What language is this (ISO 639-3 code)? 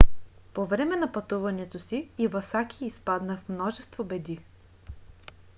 bul